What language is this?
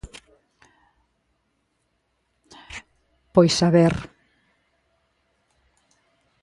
Galician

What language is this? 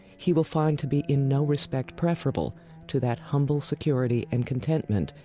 English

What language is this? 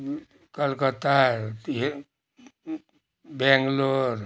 Nepali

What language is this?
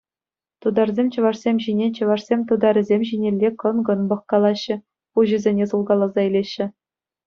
Chuvash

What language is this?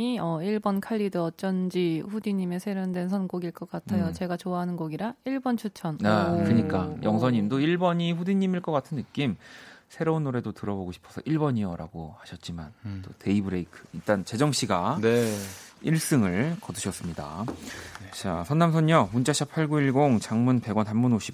Korean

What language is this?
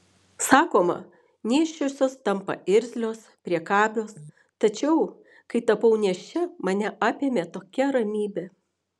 Lithuanian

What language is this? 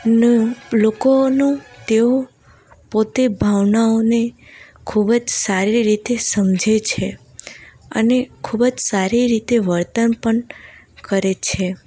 Gujarati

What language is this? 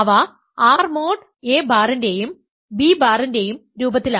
Malayalam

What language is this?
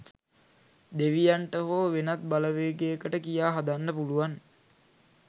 Sinhala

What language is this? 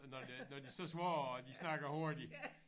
Danish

